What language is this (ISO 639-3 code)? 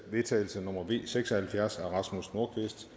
dan